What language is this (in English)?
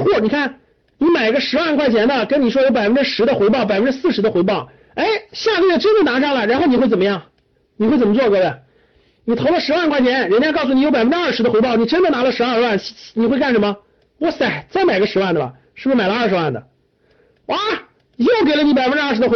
Chinese